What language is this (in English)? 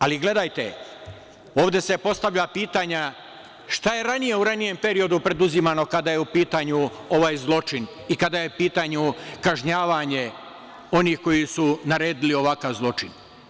Serbian